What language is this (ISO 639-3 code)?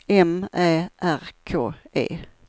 swe